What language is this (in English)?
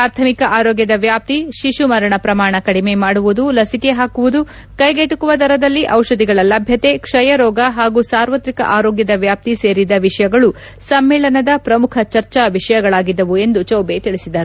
Kannada